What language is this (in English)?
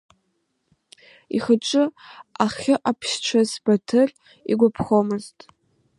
Abkhazian